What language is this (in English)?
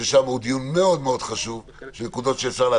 Hebrew